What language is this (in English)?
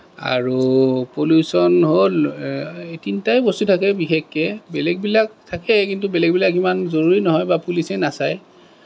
Assamese